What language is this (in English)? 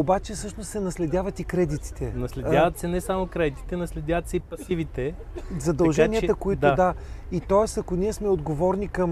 Bulgarian